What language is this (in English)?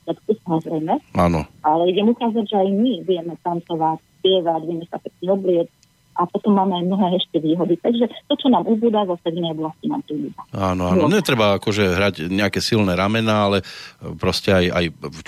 Slovak